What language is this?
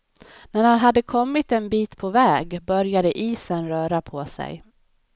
Swedish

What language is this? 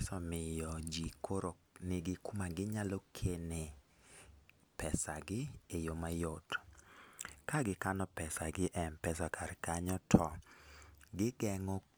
Luo (Kenya and Tanzania)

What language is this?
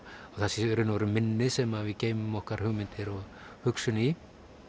Icelandic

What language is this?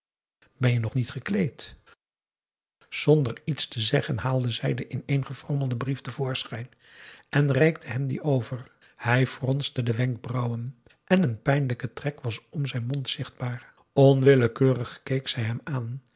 Dutch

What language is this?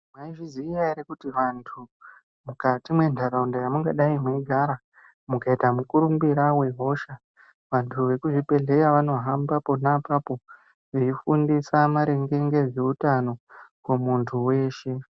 Ndau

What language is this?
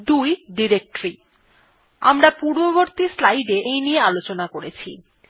Bangla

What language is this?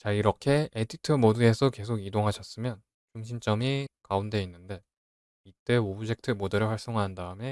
Korean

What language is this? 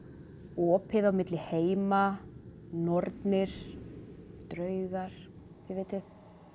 Icelandic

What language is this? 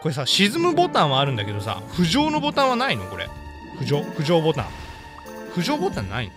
Japanese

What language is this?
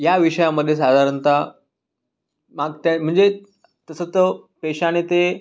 Marathi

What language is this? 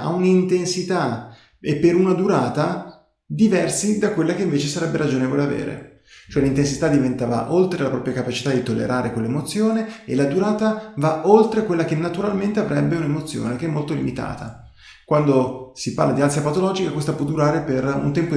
Italian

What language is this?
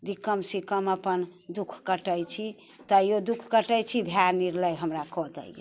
Maithili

